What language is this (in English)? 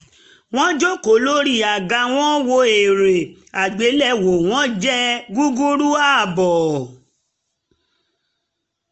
Yoruba